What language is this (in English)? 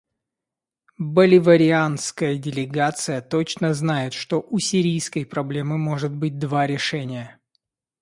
Russian